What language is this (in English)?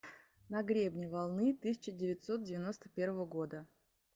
Russian